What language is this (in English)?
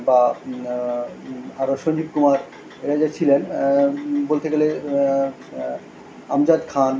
Bangla